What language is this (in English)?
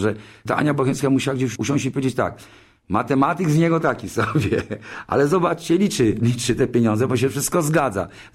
Polish